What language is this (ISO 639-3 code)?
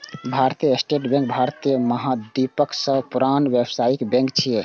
mai